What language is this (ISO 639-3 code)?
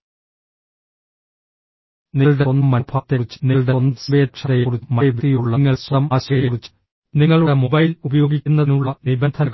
mal